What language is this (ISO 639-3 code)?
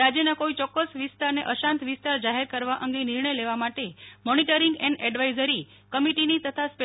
guj